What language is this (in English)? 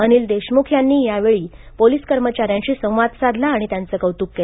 Marathi